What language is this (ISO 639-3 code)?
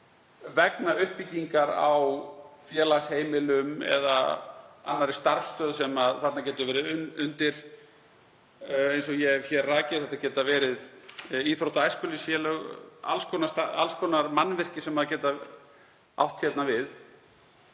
isl